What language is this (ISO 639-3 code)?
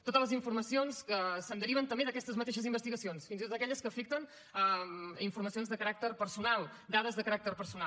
cat